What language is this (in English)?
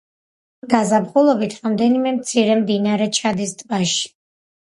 Georgian